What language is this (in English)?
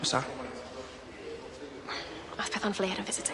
Welsh